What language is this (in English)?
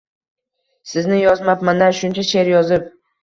Uzbek